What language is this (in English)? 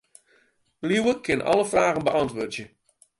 Western Frisian